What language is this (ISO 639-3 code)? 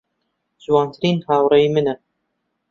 ckb